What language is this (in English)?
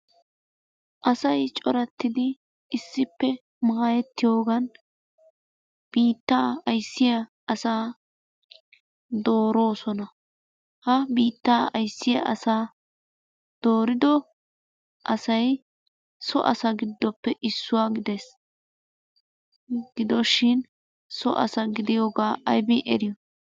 Wolaytta